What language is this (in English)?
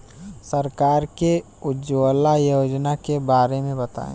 Bhojpuri